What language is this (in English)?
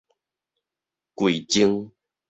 Min Nan Chinese